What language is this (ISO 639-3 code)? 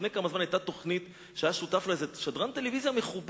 heb